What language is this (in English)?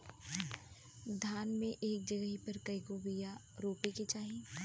Bhojpuri